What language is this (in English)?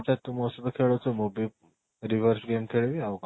Odia